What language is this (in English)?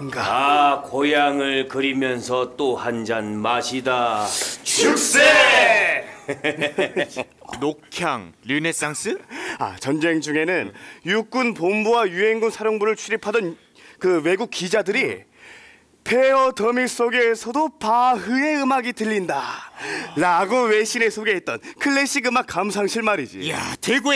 Korean